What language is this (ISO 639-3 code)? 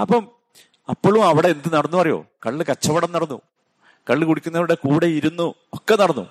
mal